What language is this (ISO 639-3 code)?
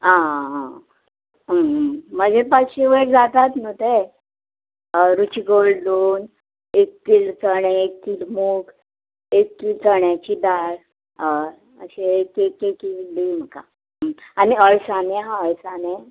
kok